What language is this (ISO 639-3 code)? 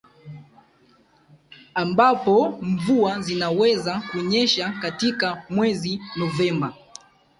swa